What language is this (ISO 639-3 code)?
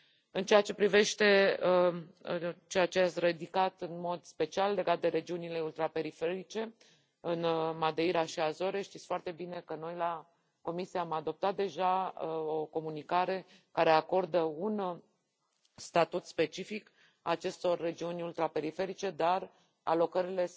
ron